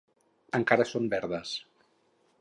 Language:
Catalan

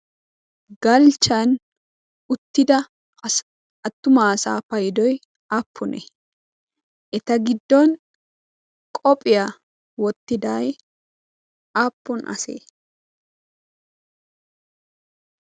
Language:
Wolaytta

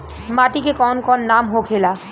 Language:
Bhojpuri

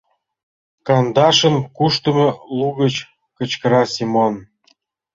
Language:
Mari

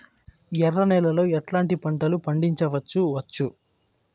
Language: Telugu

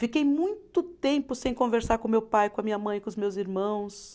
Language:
Portuguese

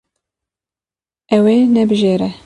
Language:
Kurdish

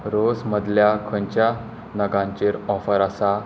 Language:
Konkani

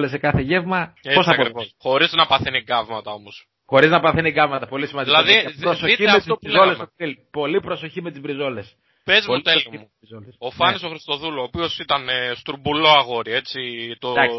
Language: Greek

